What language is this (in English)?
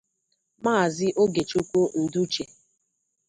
Igbo